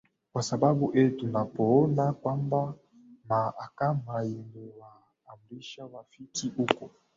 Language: Swahili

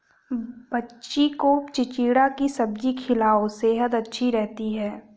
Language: Hindi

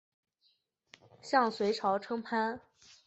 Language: Chinese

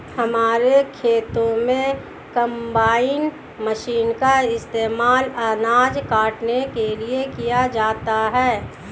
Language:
Hindi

